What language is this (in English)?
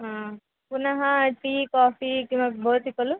Sanskrit